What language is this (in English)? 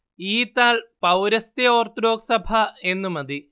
Malayalam